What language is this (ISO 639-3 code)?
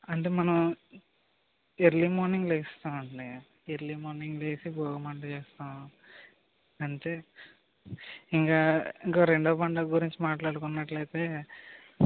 tel